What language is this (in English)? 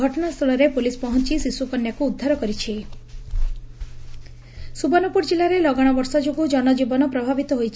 Odia